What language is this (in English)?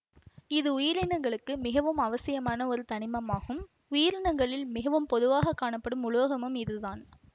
Tamil